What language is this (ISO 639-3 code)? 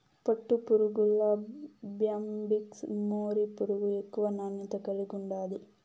tel